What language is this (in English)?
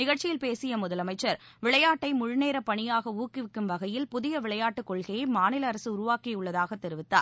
Tamil